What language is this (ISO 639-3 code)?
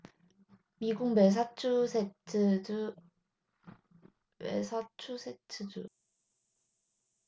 kor